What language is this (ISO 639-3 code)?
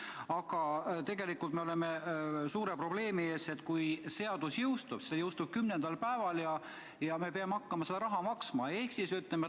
est